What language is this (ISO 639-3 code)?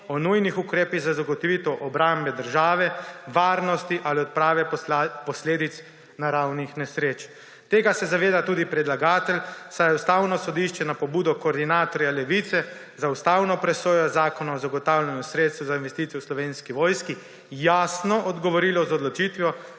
slv